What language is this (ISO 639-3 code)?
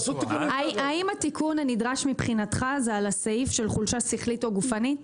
heb